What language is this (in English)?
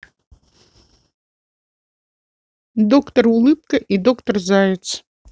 Russian